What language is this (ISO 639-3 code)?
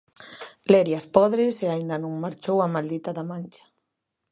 glg